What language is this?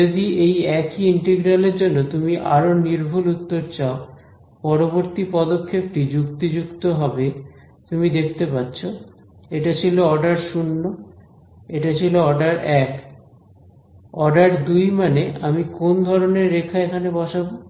Bangla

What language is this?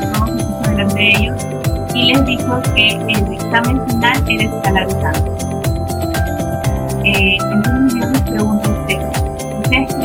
Spanish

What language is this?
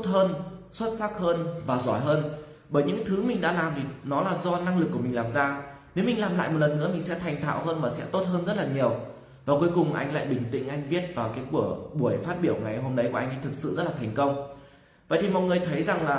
Vietnamese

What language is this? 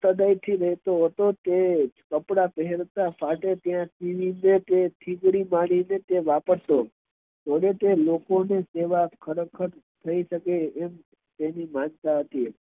Gujarati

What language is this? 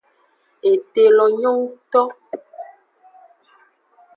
Aja (Benin)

